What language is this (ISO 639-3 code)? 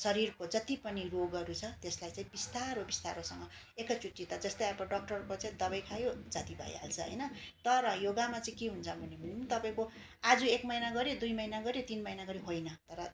nep